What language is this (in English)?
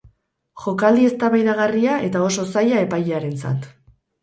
Basque